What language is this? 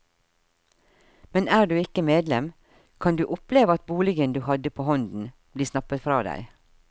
Norwegian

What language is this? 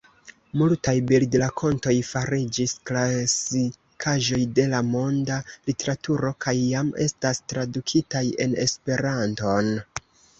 Esperanto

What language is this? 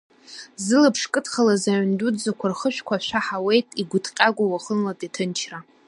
Abkhazian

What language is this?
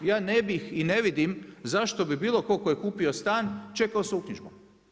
Croatian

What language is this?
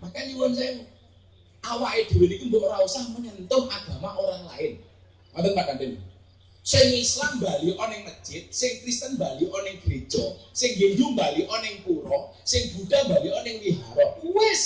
Indonesian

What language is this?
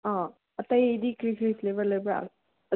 Manipuri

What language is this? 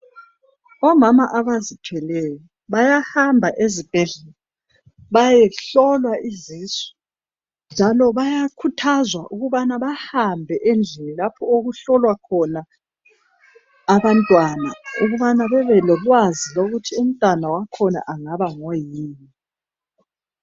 North Ndebele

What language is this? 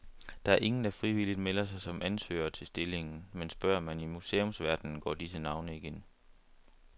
Danish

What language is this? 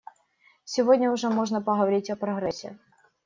Russian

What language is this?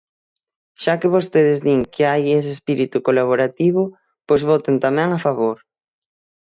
Galician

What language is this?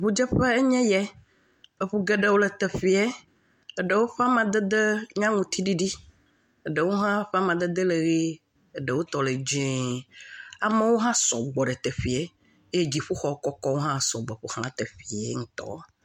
Ewe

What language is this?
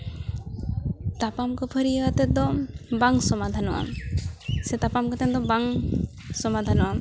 Santali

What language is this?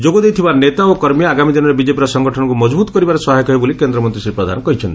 Odia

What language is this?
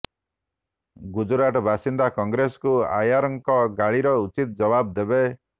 Odia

